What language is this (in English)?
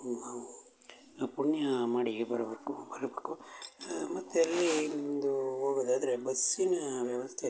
Kannada